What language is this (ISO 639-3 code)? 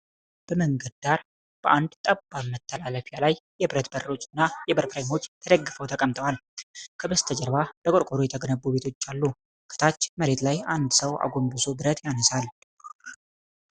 amh